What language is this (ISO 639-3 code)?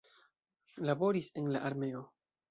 epo